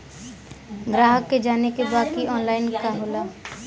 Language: Bhojpuri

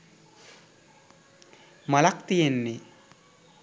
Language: Sinhala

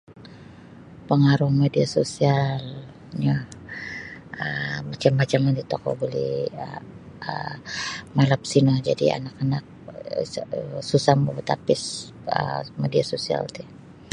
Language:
Sabah Bisaya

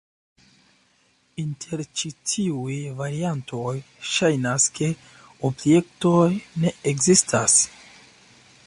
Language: Esperanto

